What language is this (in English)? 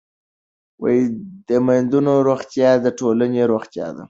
Pashto